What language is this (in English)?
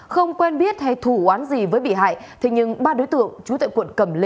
Vietnamese